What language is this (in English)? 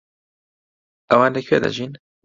Central Kurdish